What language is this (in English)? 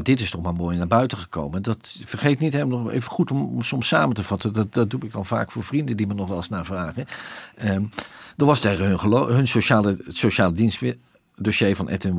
Dutch